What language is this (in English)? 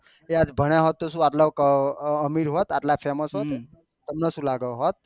Gujarati